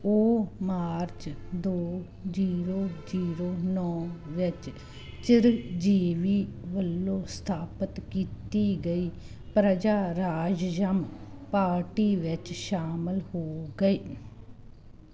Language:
Punjabi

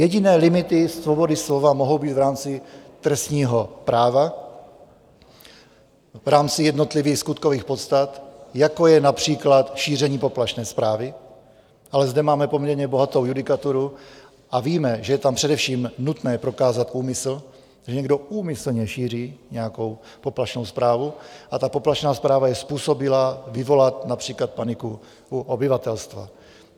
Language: Czech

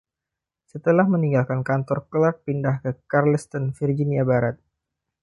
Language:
Indonesian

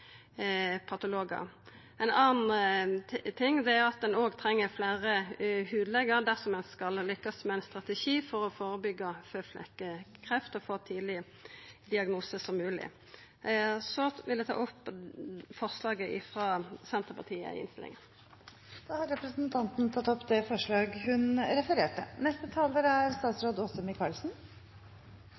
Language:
Norwegian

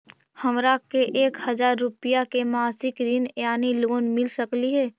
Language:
Magahi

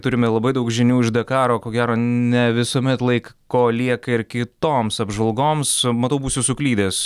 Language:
Lithuanian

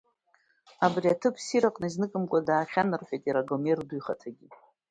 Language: Abkhazian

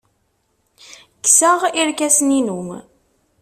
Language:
Kabyle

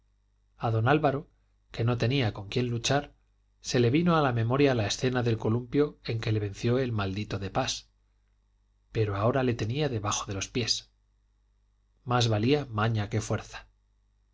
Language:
Spanish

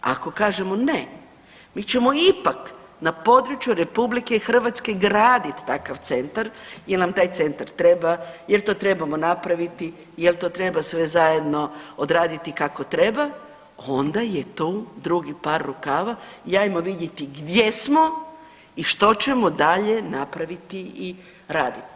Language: Croatian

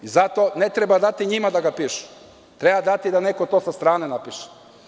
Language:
Serbian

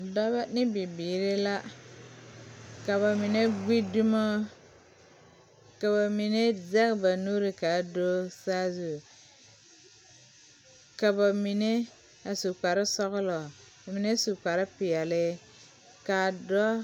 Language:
Southern Dagaare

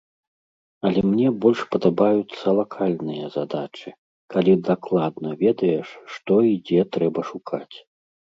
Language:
Belarusian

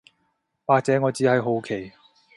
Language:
Cantonese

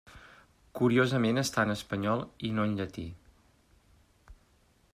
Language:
Catalan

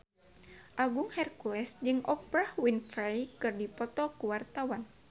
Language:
Sundanese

